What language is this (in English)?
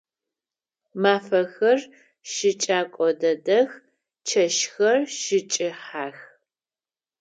Adyghe